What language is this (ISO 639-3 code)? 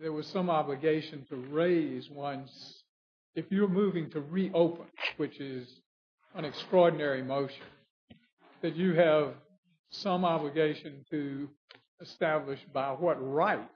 eng